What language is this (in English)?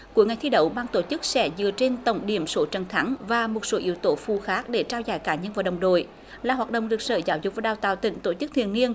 Vietnamese